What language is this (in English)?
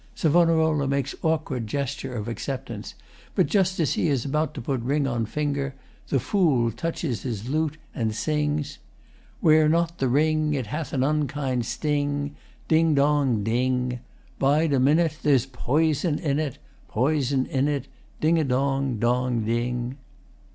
English